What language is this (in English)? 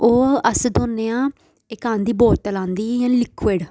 Dogri